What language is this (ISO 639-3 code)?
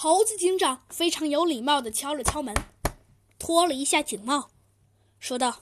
zho